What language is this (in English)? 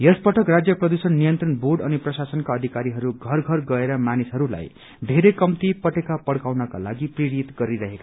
Nepali